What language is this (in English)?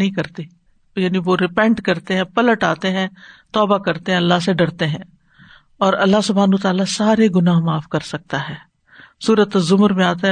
Urdu